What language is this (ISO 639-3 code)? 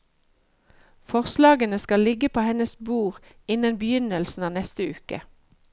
nor